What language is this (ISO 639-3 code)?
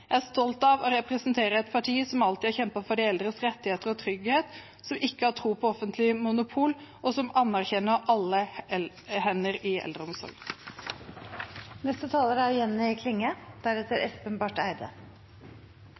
nor